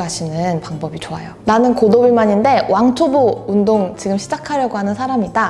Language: Korean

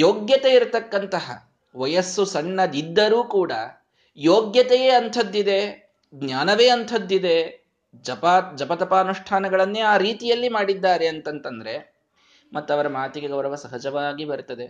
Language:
Kannada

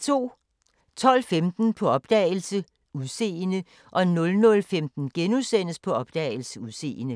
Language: Danish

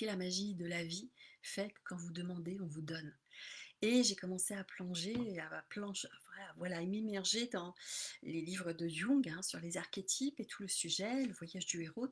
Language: French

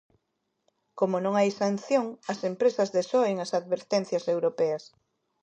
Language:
Galician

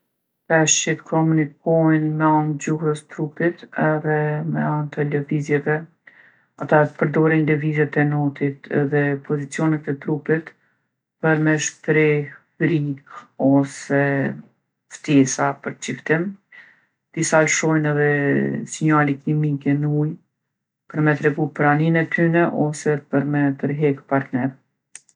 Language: Gheg Albanian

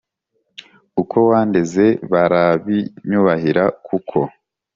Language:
Kinyarwanda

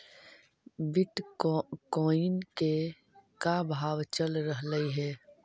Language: Magahi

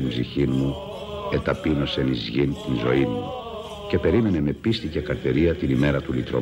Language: Greek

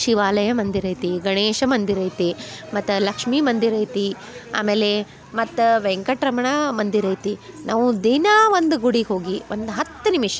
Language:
Kannada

